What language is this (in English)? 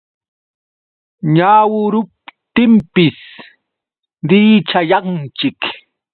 Yauyos Quechua